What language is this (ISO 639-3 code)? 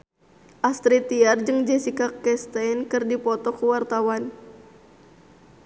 sun